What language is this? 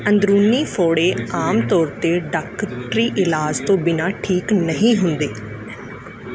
Punjabi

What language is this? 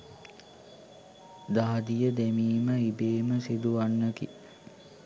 Sinhala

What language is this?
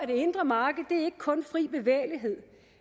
Danish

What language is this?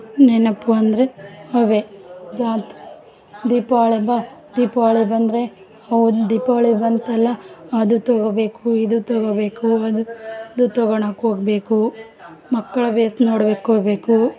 Kannada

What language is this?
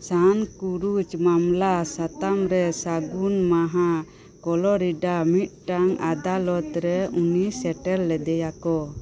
Santali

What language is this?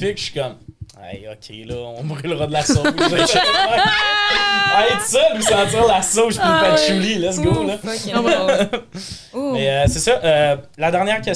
French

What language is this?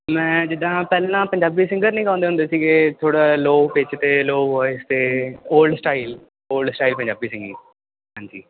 Punjabi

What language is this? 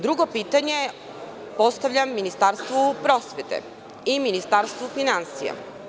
Serbian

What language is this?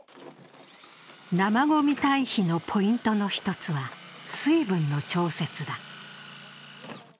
Japanese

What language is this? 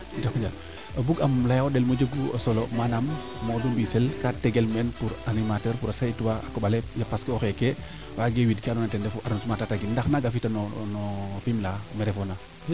Serer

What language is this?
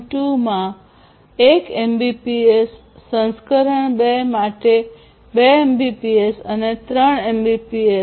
Gujarati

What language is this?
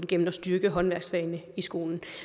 Danish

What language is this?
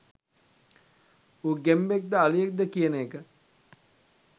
Sinhala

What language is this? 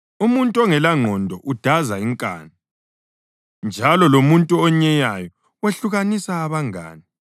North Ndebele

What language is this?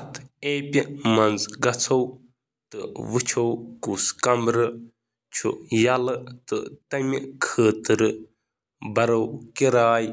Kashmiri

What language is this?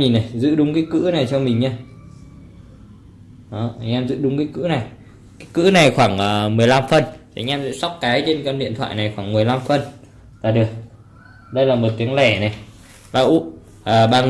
Vietnamese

